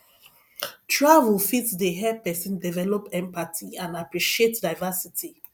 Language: Nigerian Pidgin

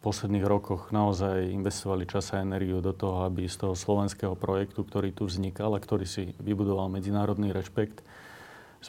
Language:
Slovak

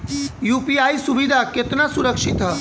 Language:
Bhojpuri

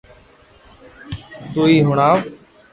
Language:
Loarki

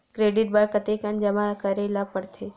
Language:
Chhattisgarhi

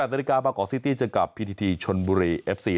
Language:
Thai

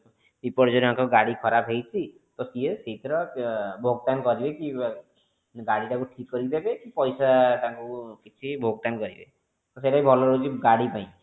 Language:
Odia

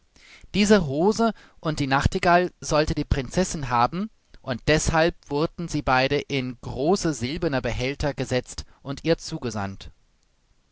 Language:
German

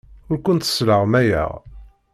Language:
Kabyle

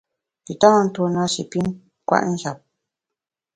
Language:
Bamun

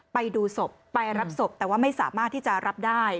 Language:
Thai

